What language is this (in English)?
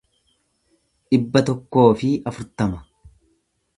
Oromo